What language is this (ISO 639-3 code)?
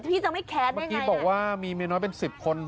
tha